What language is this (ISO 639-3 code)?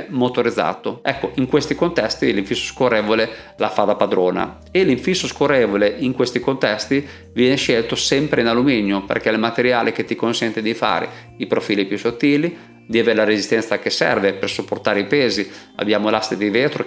ita